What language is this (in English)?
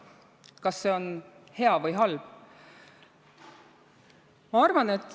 Estonian